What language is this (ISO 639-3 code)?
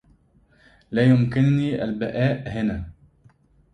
ara